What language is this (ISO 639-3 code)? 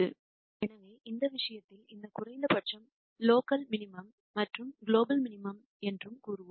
tam